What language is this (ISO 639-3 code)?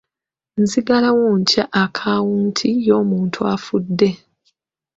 lug